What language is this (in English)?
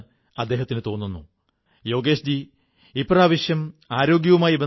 Malayalam